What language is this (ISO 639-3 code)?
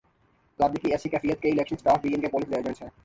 urd